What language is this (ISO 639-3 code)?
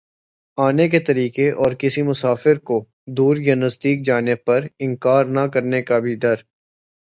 urd